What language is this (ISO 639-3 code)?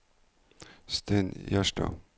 nor